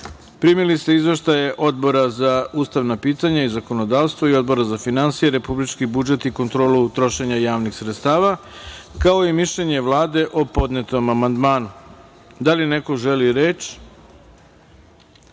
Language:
Serbian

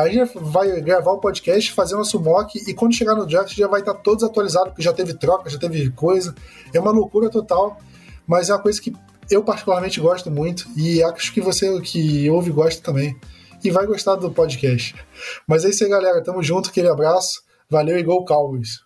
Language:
Portuguese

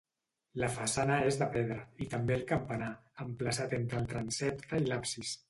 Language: Catalan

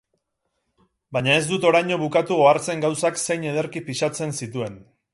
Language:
Basque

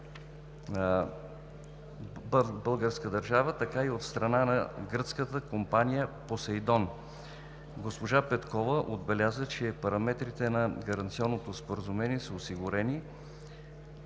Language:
Bulgarian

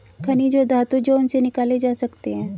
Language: Hindi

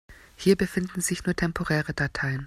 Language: German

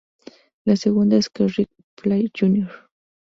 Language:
Spanish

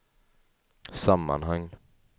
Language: Swedish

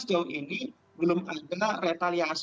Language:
Indonesian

